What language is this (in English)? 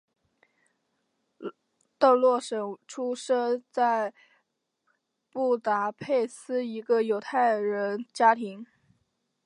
Chinese